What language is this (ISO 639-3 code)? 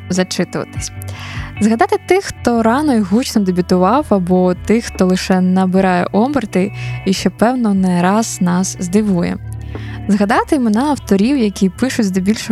ukr